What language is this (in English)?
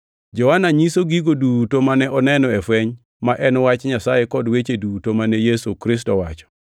Luo (Kenya and Tanzania)